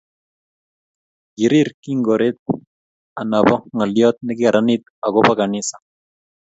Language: Kalenjin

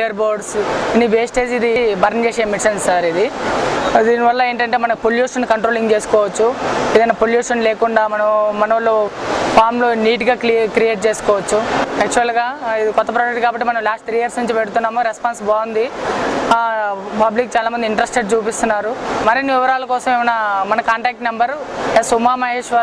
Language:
Spanish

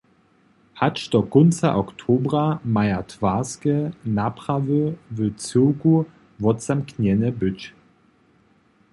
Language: Upper Sorbian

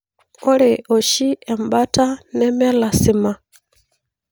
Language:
Masai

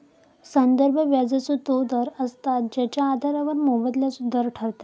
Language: Marathi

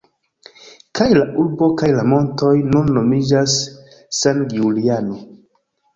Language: Esperanto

